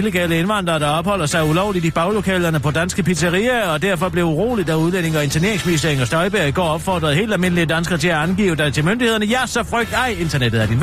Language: Danish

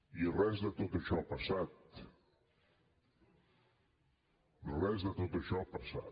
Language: Catalan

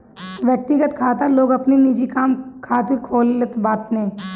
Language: Bhojpuri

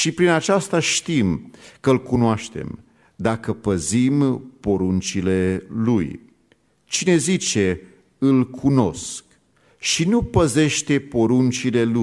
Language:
Romanian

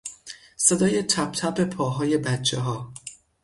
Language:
Persian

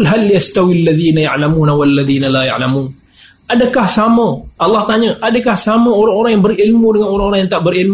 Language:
Malay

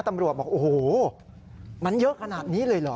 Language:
Thai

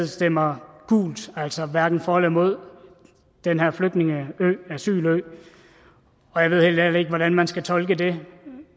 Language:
Danish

